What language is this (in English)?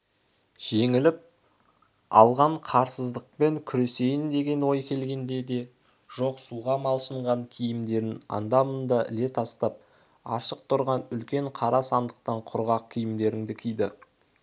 Kazakh